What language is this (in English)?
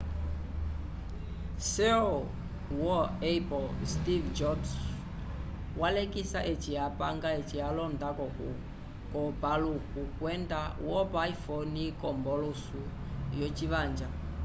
Umbundu